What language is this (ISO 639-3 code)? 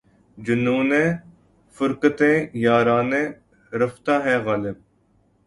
urd